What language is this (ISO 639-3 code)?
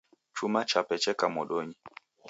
dav